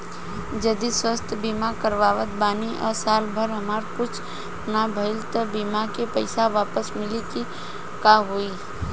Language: Bhojpuri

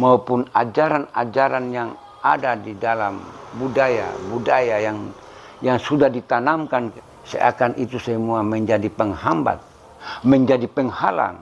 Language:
Indonesian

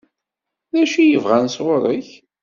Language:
Kabyle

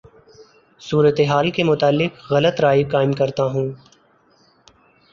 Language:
Urdu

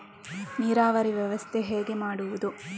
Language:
Kannada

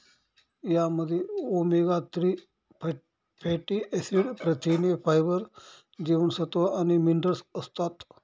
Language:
Marathi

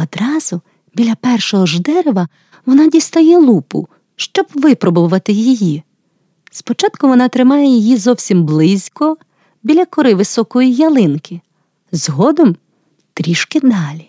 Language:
Ukrainian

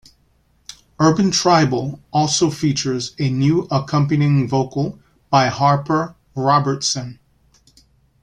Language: English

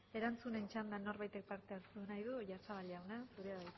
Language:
Basque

